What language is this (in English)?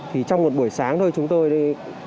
Vietnamese